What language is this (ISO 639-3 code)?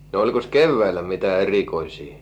fin